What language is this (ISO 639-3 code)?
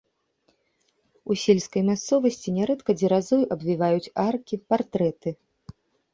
bel